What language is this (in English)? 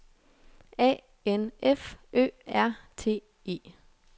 Danish